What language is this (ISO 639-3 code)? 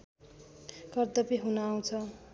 nep